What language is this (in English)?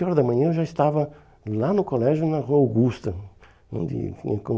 Portuguese